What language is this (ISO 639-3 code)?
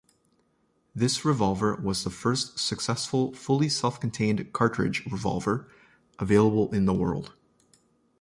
eng